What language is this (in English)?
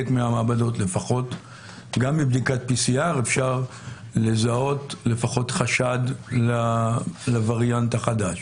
Hebrew